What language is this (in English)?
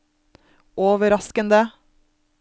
Norwegian